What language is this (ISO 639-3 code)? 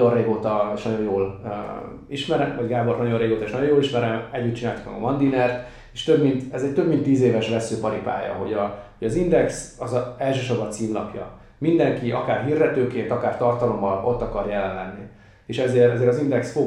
hun